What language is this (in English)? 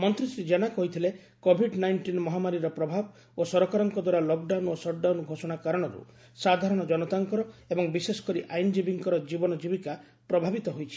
Odia